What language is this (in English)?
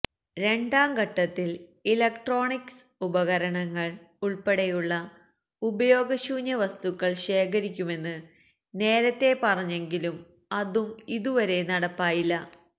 Malayalam